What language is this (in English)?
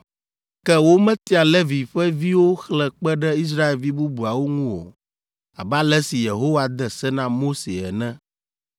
Ewe